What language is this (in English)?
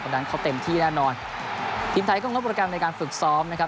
Thai